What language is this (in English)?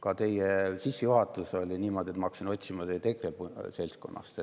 Estonian